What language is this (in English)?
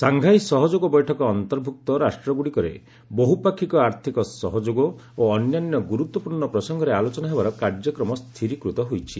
Odia